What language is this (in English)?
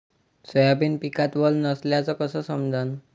Marathi